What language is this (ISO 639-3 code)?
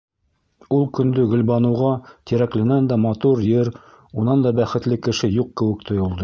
bak